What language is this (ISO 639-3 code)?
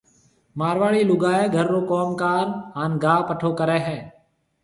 mve